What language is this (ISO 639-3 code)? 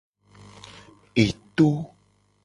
gej